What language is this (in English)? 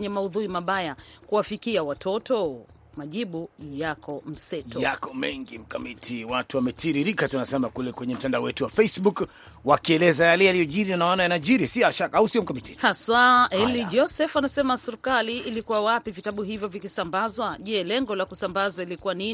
Swahili